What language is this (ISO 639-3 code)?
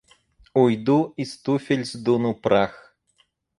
rus